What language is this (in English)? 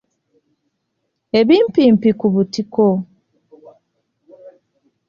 Ganda